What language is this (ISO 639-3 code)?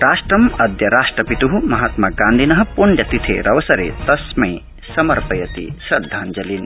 san